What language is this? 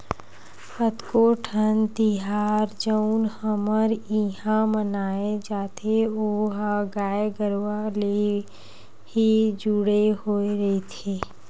Chhattisgarhi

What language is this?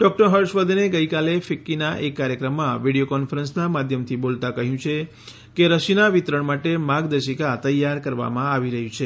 Gujarati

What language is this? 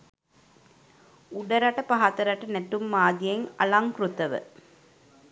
Sinhala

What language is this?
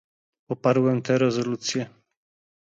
Polish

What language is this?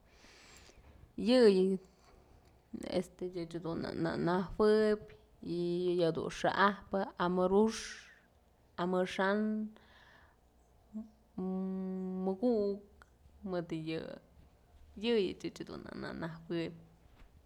Mazatlán Mixe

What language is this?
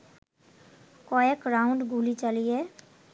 Bangla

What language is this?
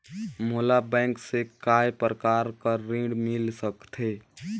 Chhattisgarhi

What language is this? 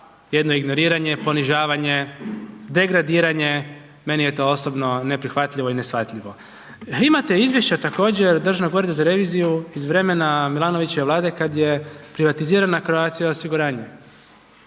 Croatian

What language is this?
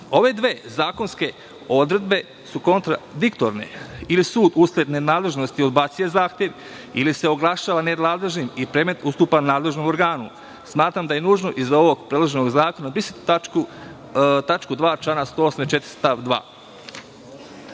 Serbian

